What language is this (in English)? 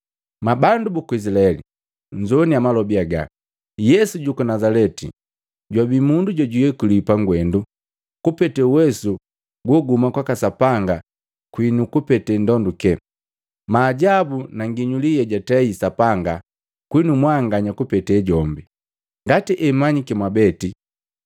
Matengo